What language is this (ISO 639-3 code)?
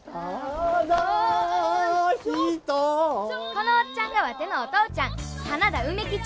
jpn